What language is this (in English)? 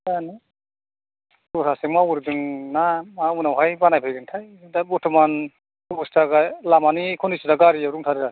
Bodo